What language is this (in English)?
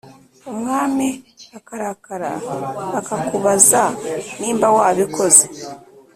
Kinyarwanda